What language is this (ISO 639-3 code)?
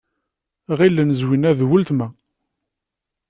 kab